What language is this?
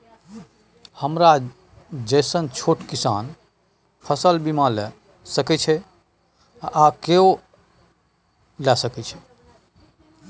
Maithili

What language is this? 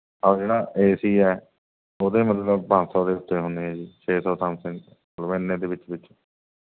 Punjabi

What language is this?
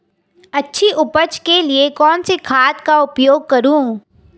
Hindi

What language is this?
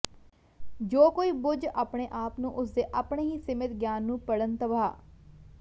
Punjabi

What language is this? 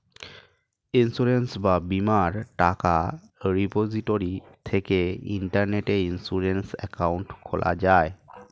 Bangla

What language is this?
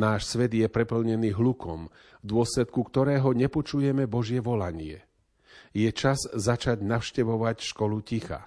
Slovak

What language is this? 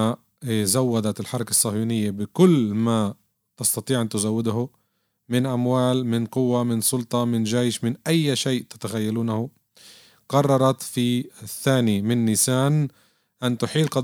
Arabic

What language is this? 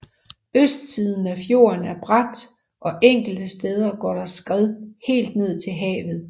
Danish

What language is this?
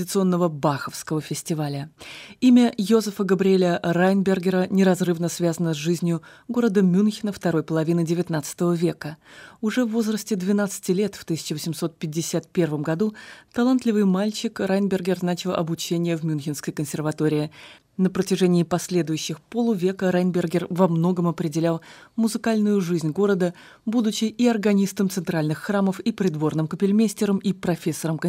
Russian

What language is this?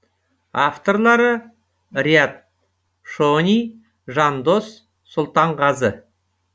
Kazakh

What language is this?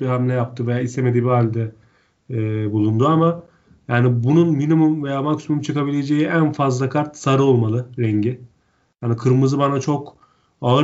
Turkish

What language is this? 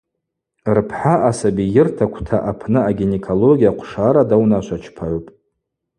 Abaza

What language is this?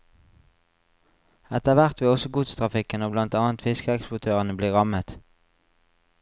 Norwegian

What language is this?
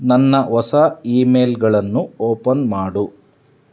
Kannada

